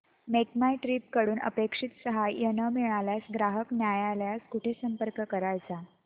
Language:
Marathi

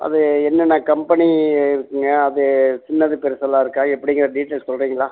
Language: Tamil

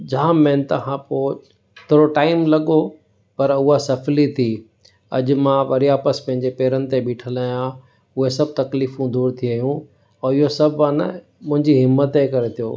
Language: Sindhi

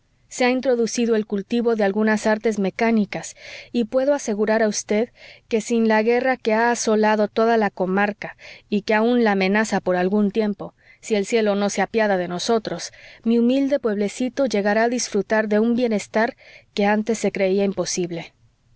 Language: Spanish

